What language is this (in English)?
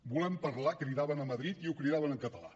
Catalan